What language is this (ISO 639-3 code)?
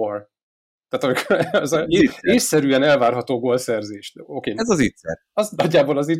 hun